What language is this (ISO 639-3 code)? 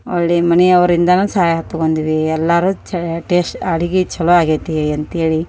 kan